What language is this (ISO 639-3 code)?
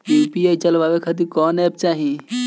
bho